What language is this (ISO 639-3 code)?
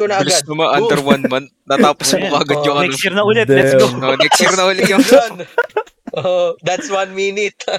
fil